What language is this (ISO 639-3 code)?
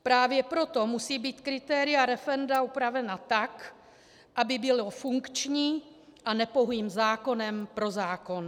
ces